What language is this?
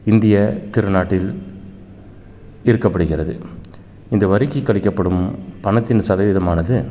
Tamil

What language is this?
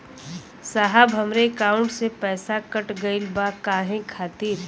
Bhojpuri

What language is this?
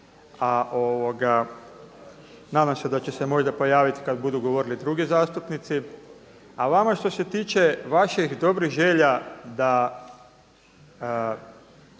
Croatian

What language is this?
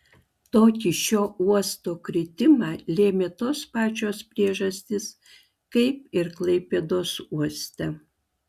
Lithuanian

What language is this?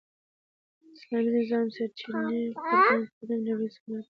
Pashto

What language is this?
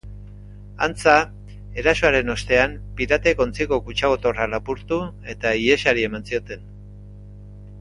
Basque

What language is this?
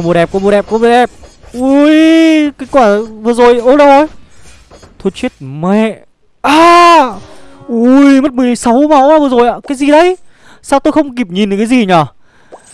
Vietnamese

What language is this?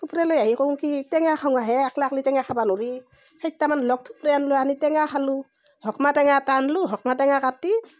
Assamese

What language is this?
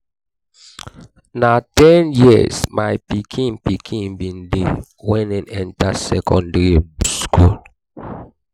Nigerian Pidgin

